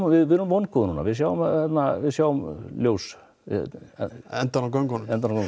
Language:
Icelandic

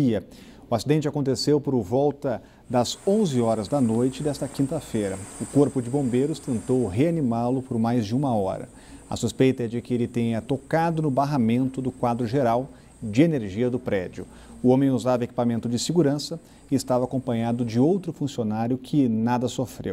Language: Portuguese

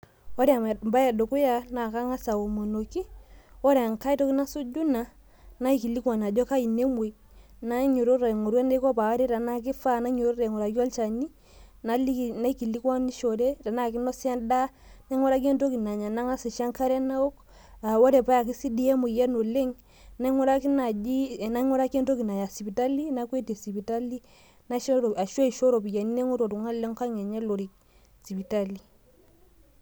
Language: Masai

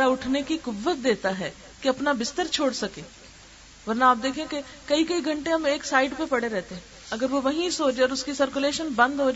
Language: Urdu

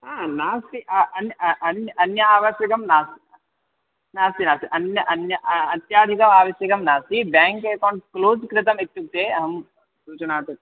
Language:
Sanskrit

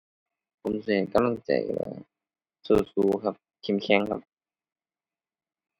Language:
Thai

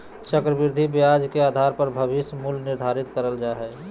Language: Magahi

